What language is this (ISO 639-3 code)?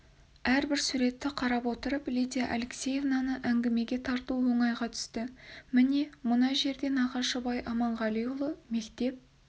kaz